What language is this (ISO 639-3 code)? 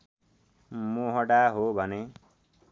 nep